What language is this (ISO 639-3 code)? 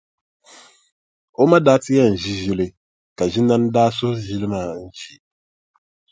dag